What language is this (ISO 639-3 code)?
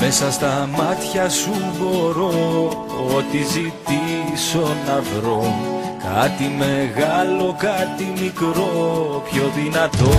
ell